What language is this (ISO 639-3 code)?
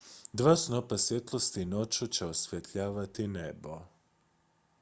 hrv